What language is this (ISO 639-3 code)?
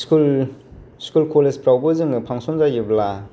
brx